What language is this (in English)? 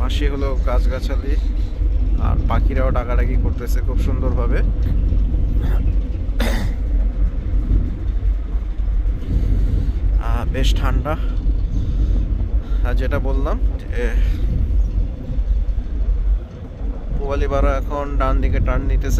Turkish